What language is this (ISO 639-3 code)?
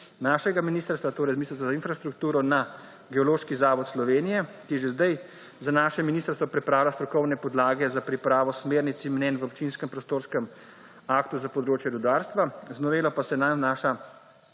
slv